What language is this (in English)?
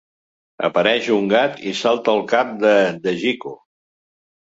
Catalan